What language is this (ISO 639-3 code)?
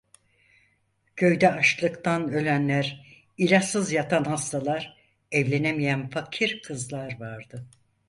tur